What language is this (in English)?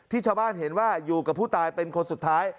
Thai